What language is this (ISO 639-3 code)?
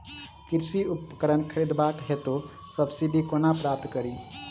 mai